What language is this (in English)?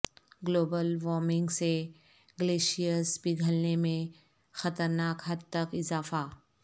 Urdu